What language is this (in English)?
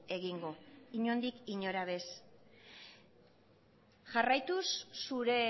Basque